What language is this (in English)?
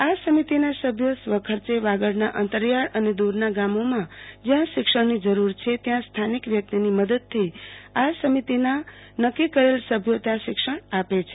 Gujarati